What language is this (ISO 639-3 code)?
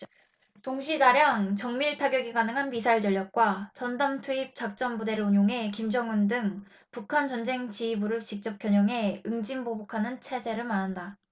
kor